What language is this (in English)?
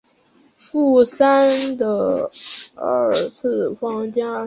Chinese